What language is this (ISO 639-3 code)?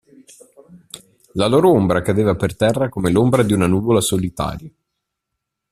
ita